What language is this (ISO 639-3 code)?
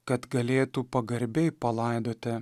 lit